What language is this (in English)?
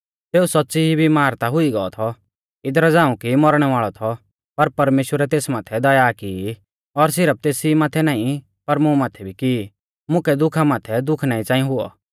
Mahasu Pahari